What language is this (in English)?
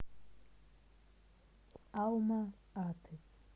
Russian